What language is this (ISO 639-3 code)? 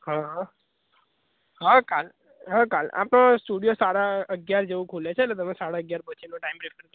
guj